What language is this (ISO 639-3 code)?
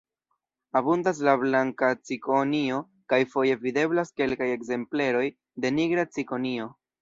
epo